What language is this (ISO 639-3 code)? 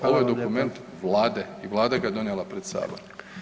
hrv